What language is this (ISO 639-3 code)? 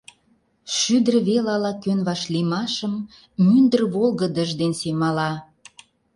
chm